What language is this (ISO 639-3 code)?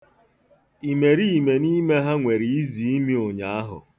ibo